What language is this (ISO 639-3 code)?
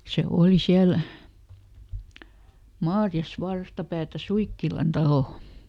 fin